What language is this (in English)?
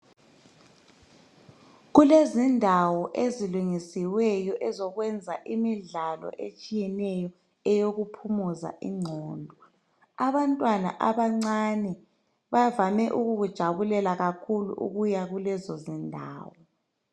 North Ndebele